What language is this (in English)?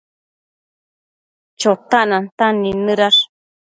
Matsés